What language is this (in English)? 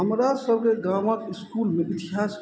Maithili